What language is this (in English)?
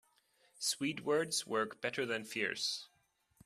English